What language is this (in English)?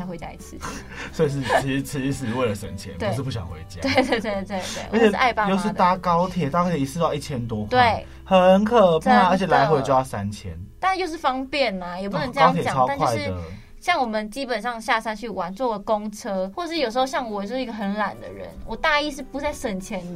Chinese